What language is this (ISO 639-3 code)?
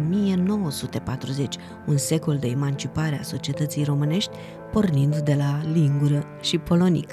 ron